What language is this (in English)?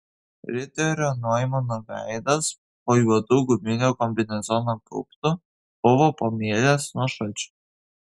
Lithuanian